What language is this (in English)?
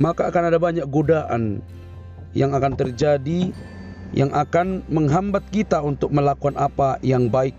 Indonesian